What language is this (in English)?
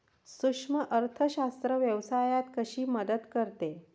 Marathi